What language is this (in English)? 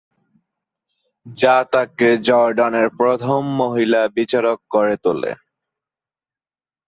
Bangla